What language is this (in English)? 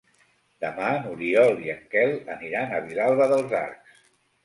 Catalan